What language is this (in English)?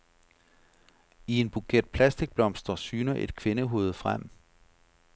Danish